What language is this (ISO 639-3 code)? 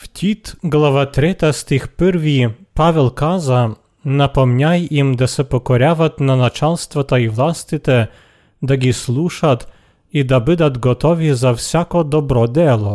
bul